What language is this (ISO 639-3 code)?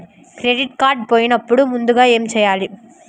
tel